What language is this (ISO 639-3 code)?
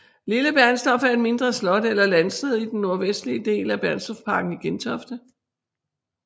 dan